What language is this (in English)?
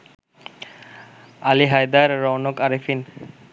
Bangla